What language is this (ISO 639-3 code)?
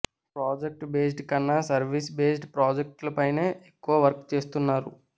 tel